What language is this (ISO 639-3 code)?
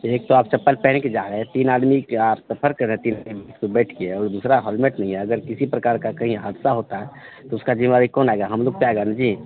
hin